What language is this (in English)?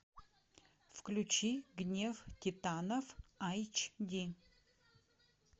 Russian